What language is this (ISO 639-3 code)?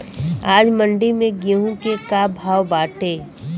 bho